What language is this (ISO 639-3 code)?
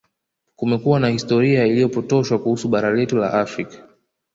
swa